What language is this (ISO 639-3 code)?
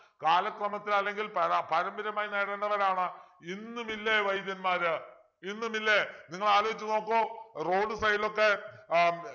mal